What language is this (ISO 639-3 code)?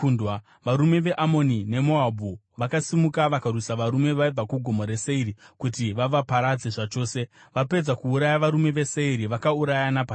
sna